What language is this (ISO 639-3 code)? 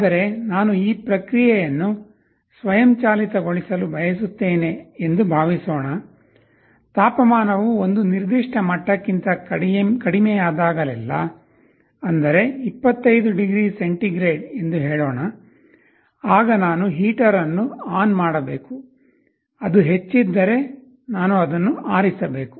kan